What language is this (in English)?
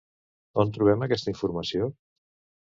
Catalan